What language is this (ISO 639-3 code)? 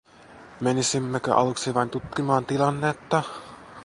fin